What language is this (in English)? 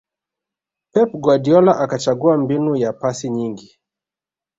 Swahili